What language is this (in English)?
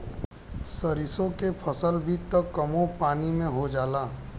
Bhojpuri